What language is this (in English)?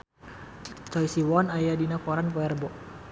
Sundanese